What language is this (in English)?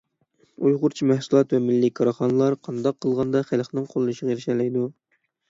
Uyghur